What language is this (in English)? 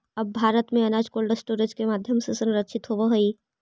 Magahi